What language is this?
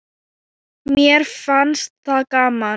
Icelandic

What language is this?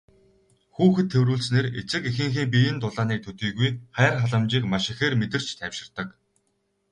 Mongolian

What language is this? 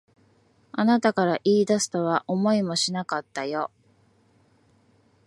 Japanese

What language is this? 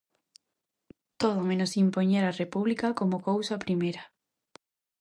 Galician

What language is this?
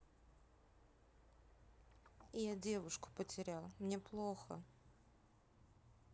Russian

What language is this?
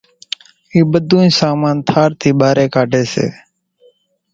Kachi Koli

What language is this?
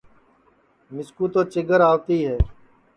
Sansi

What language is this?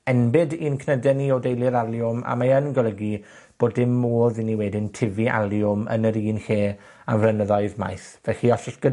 Welsh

